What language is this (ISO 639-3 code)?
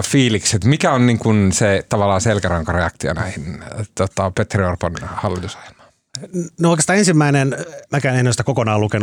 fin